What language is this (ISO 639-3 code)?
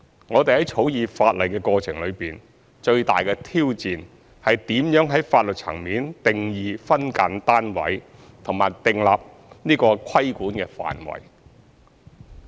yue